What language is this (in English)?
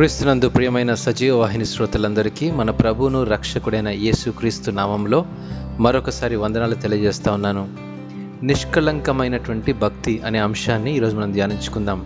Telugu